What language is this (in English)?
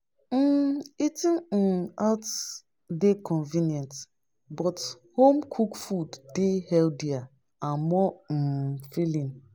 Nigerian Pidgin